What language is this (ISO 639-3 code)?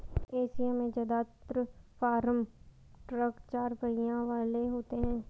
hin